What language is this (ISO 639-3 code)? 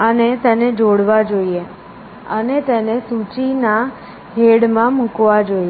guj